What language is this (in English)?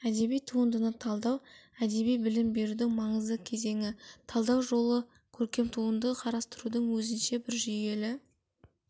Kazakh